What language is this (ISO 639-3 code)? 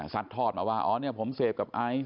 tha